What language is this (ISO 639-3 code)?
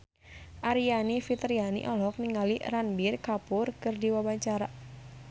sun